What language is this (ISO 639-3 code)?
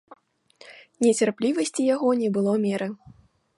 bel